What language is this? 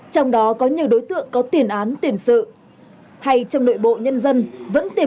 Vietnamese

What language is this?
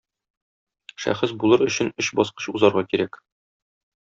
Tatar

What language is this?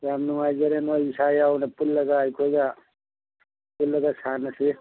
Manipuri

